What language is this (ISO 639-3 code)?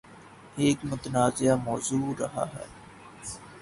urd